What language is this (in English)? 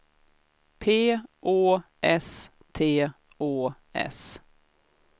Swedish